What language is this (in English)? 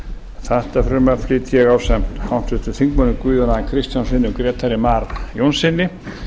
Icelandic